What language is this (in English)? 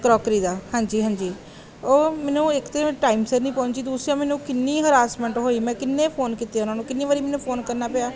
Punjabi